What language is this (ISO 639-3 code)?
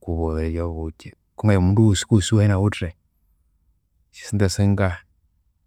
koo